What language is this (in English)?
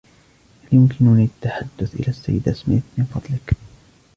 Arabic